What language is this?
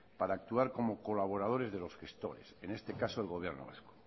Spanish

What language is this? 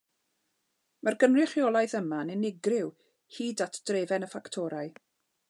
Welsh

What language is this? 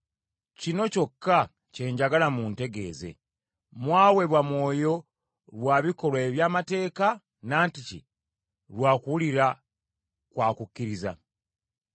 Ganda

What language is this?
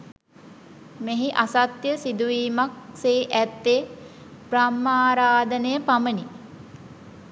Sinhala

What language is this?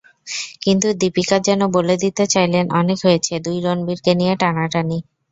Bangla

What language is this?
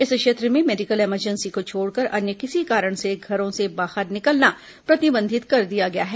Hindi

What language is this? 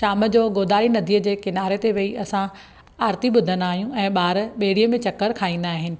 Sindhi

